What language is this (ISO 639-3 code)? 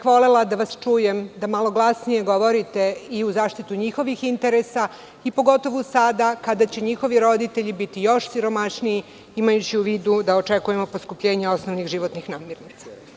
srp